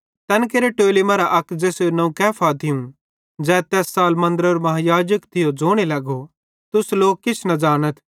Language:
Bhadrawahi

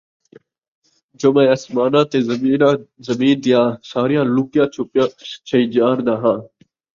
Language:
Saraiki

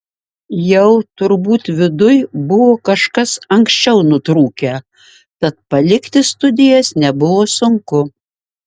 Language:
Lithuanian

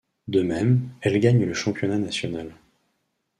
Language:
French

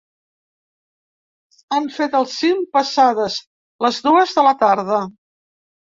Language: Catalan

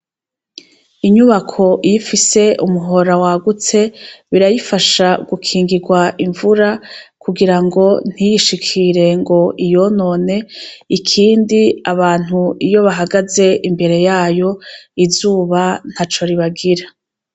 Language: Rundi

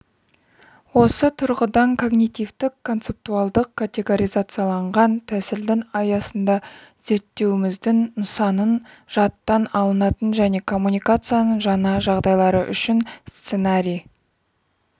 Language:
Kazakh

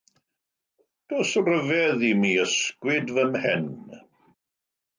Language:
Welsh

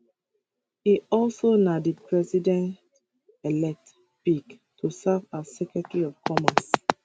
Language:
Nigerian Pidgin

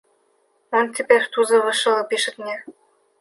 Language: Russian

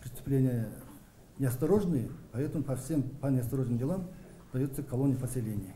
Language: Russian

